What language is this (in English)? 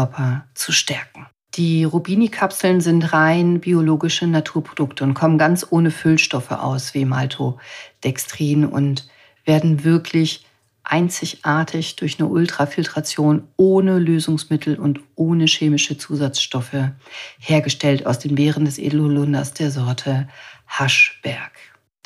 German